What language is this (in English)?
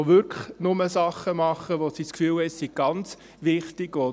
Swiss German